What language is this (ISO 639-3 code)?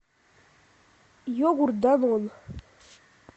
rus